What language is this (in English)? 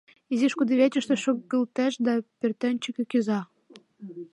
Mari